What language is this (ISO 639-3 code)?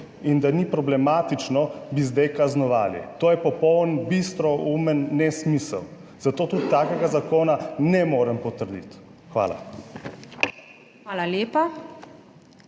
slv